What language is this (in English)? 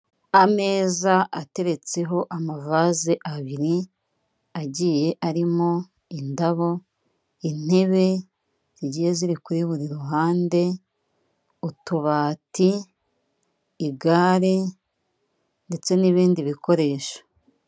Kinyarwanda